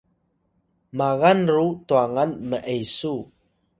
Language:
Atayal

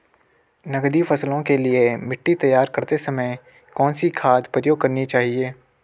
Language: Hindi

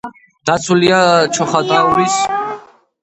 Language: Georgian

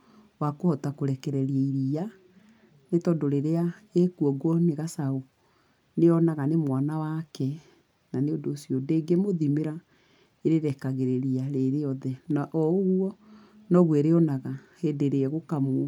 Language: Kikuyu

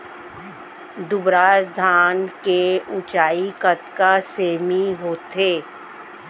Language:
Chhattisgarhi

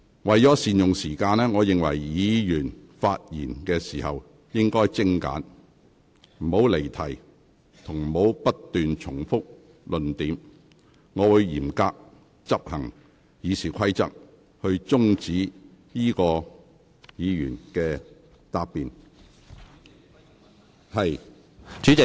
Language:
Cantonese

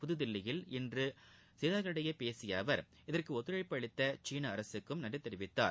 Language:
Tamil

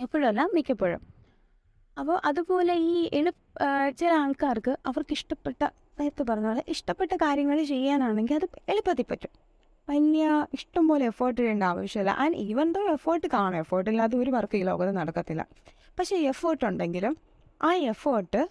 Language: Malayalam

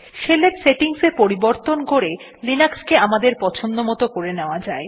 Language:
Bangla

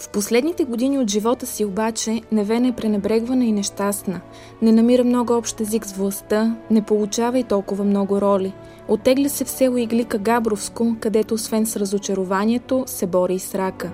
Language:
Bulgarian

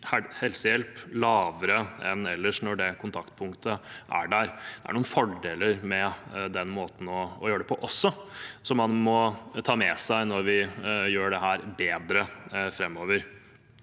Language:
Norwegian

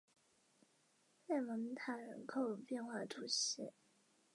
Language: Chinese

